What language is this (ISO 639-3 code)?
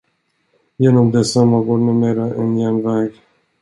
swe